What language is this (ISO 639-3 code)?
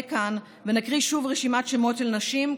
heb